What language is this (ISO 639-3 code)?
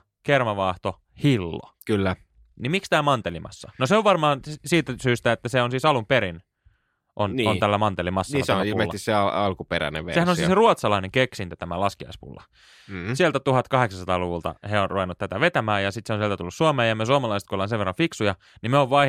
fin